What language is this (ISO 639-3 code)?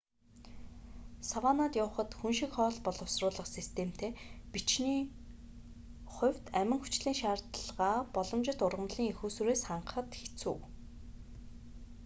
mon